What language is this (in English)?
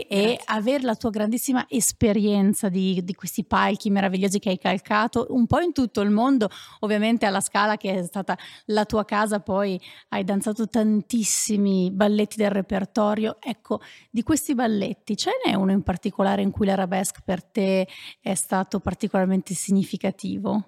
Italian